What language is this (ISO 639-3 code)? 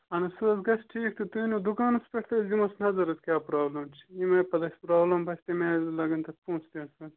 kas